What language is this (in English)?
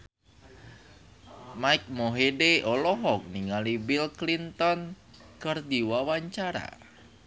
Sundanese